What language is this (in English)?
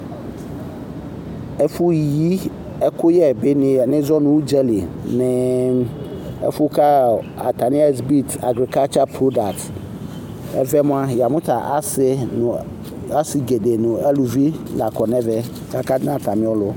Ikposo